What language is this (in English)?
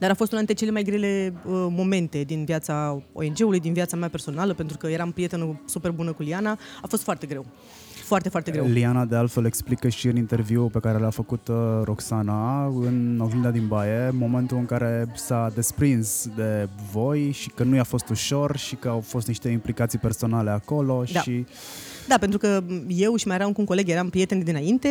Romanian